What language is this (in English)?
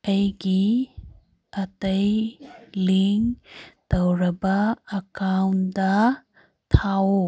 Manipuri